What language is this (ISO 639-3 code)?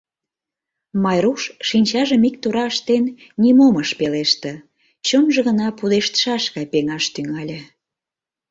chm